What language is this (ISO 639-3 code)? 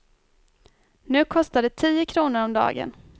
swe